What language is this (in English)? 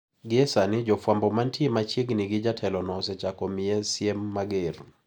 Luo (Kenya and Tanzania)